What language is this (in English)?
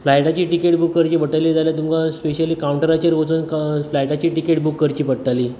Konkani